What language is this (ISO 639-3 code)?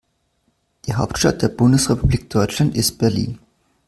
deu